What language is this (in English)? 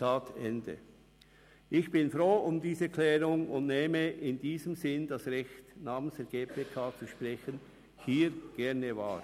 Swiss German